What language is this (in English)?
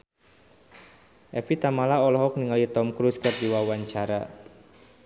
Sundanese